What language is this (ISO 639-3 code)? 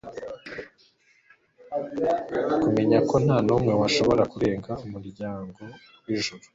kin